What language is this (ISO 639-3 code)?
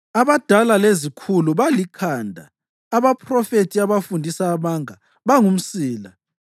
nde